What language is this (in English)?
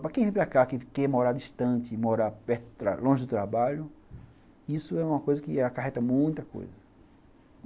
Portuguese